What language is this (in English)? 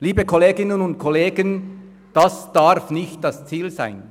Swiss German